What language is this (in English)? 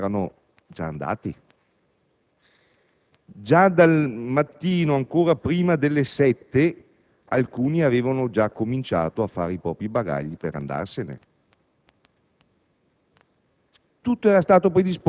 Italian